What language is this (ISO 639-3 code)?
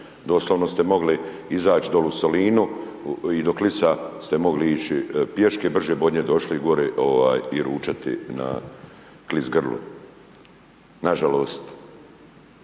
hrv